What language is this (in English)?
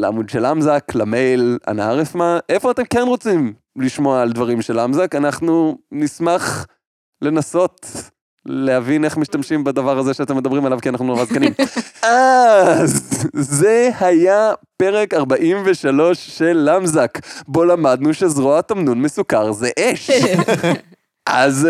Hebrew